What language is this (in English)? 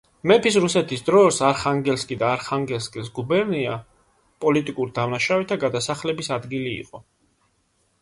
Georgian